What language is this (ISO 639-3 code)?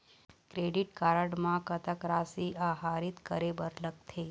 hne